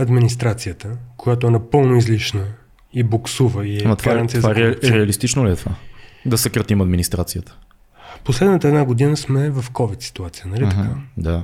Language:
Bulgarian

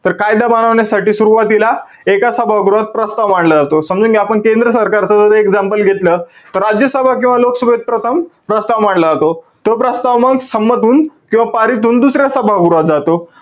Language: Marathi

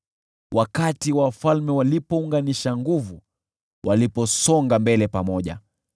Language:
Swahili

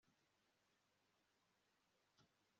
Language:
Kinyarwanda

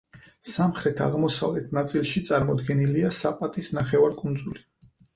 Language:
Georgian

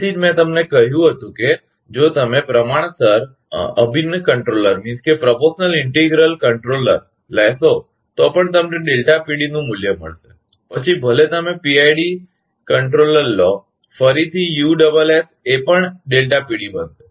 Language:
Gujarati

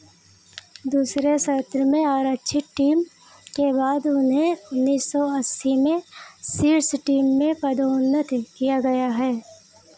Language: Hindi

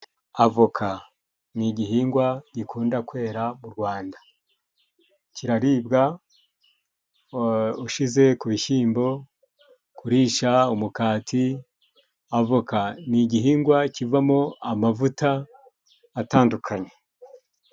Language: Kinyarwanda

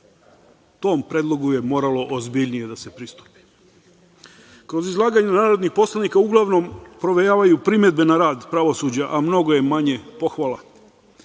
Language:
Serbian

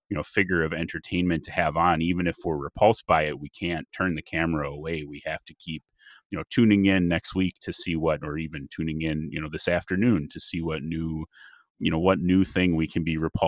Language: English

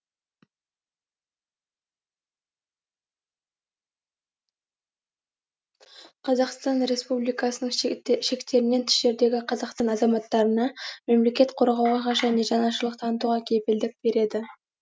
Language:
Kazakh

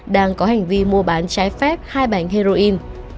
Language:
Vietnamese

